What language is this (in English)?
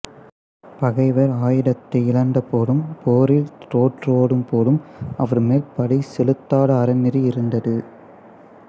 Tamil